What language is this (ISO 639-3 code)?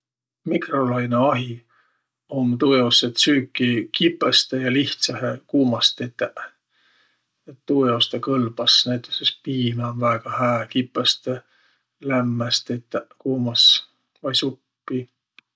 vro